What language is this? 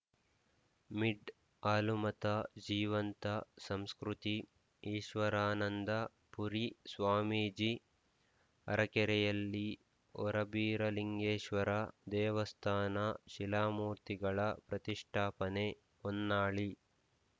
Kannada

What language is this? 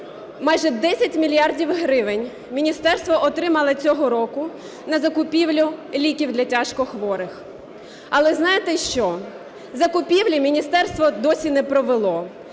Ukrainian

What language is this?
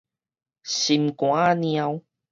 Min Nan Chinese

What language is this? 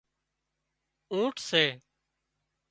Wadiyara Koli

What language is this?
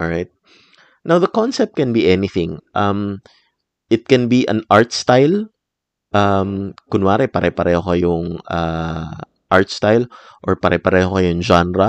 Filipino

